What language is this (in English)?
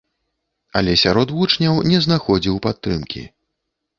Belarusian